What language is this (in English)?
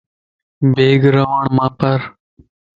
Lasi